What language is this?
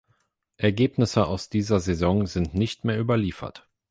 German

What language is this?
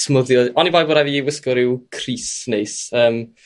Welsh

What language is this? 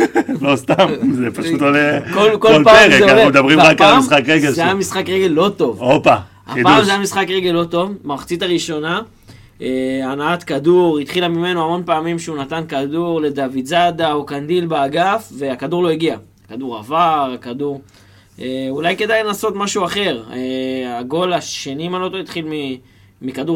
Hebrew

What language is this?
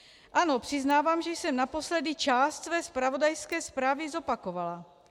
Czech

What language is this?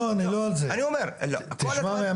Hebrew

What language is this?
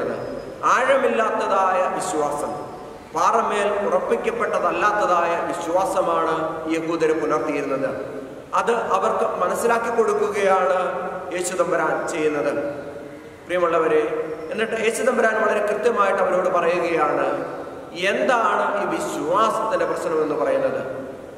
Malayalam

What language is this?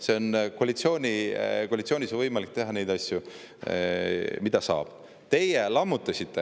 Estonian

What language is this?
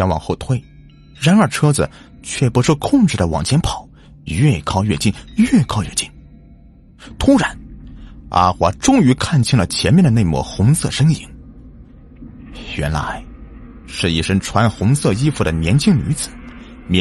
Chinese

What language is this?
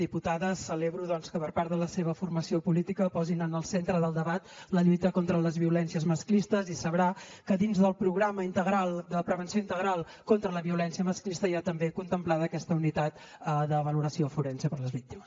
Catalan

